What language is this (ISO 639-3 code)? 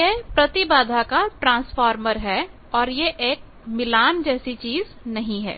hin